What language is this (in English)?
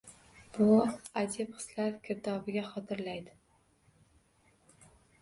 Uzbek